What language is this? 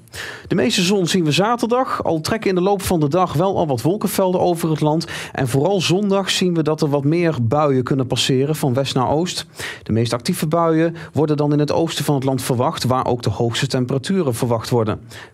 Dutch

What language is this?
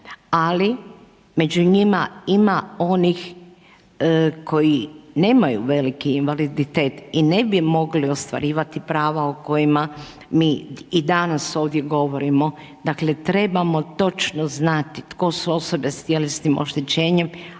Croatian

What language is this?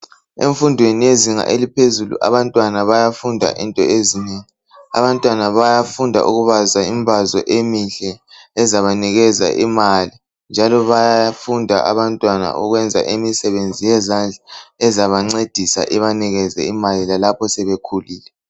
North Ndebele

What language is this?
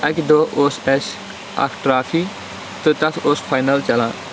Kashmiri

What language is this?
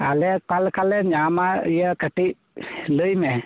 Santali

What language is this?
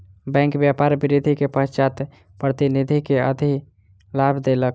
Maithili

